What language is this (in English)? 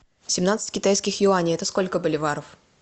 Russian